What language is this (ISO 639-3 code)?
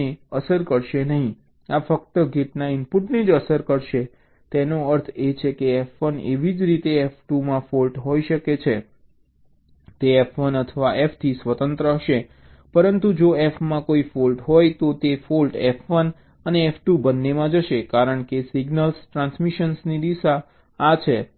guj